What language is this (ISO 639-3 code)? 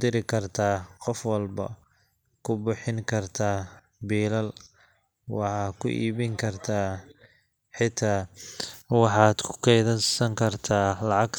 som